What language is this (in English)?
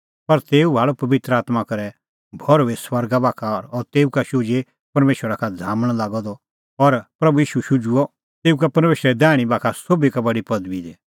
Kullu Pahari